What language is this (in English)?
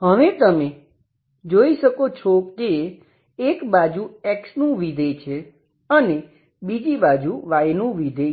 Gujarati